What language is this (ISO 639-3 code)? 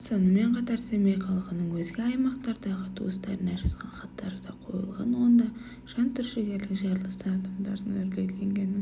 kaz